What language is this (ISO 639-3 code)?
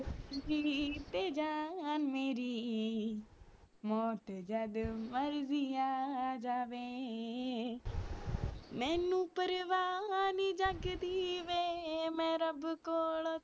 pan